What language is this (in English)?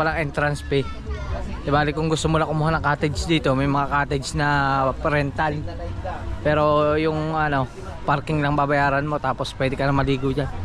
Filipino